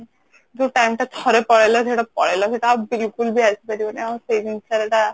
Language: Odia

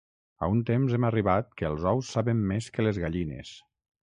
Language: Catalan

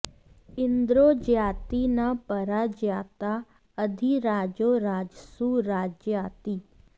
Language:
Sanskrit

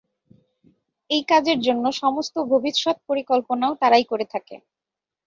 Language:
Bangla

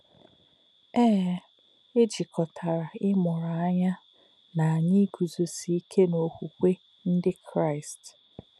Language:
Igbo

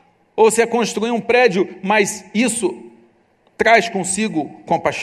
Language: Portuguese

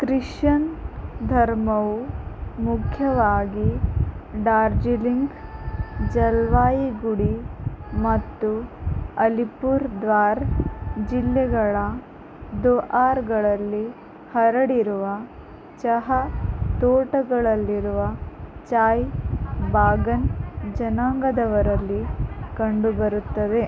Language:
Kannada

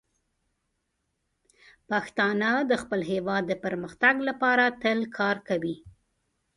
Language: Pashto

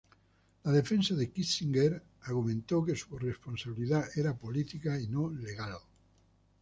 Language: Spanish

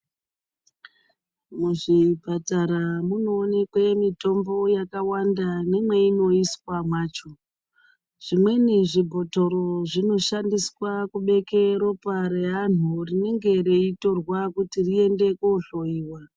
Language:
Ndau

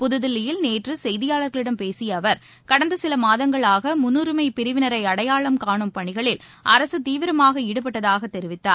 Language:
Tamil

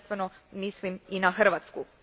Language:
Croatian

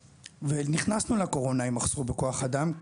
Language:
Hebrew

